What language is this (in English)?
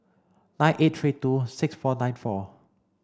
English